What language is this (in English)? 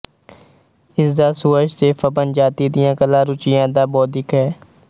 Punjabi